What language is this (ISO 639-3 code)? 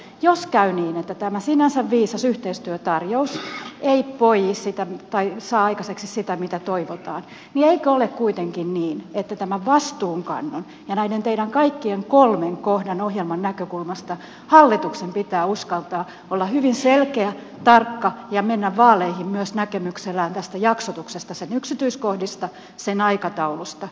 fin